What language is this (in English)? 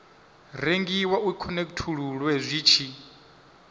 Venda